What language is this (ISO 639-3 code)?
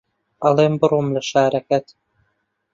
ckb